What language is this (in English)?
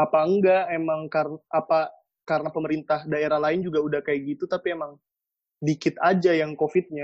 Indonesian